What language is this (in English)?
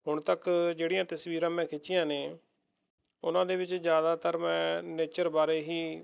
Punjabi